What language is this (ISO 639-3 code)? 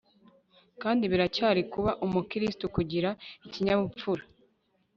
kin